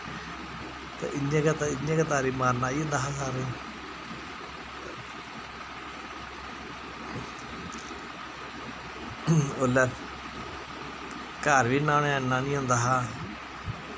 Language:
Dogri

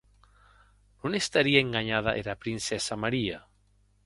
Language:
Occitan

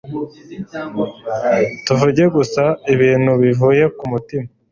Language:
Kinyarwanda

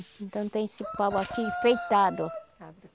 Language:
Portuguese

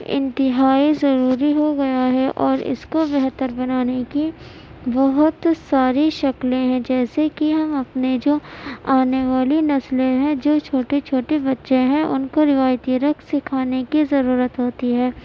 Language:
Urdu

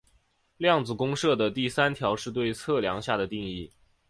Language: Chinese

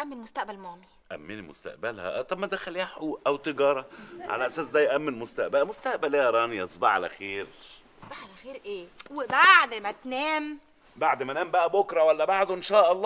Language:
Arabic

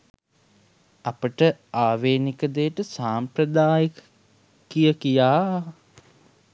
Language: Sinhala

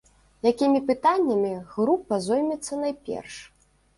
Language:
Belarusian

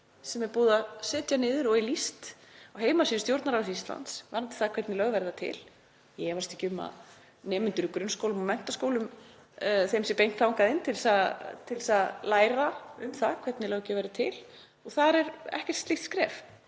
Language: Icelandic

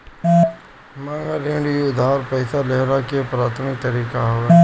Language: Bhojpuri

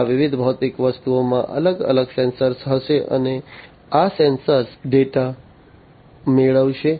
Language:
Gujarati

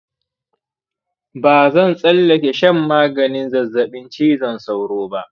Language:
Hausa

